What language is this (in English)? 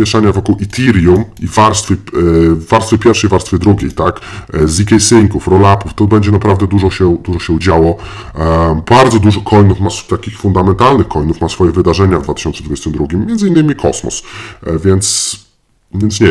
Polish